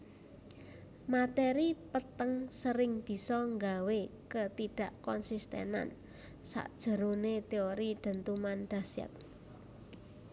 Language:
Javanese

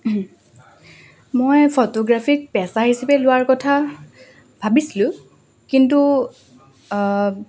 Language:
Assamese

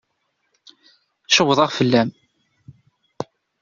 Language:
Kabyle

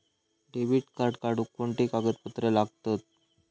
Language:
Marathi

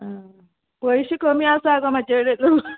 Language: Konkani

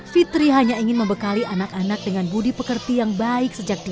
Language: Indonesian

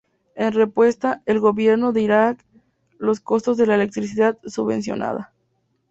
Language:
Spanish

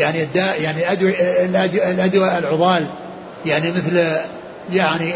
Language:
Arabic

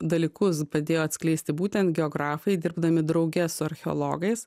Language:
Lithuanian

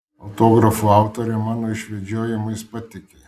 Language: Lithuanian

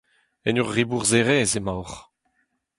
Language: Breton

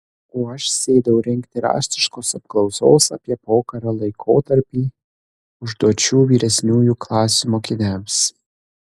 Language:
Lithuanian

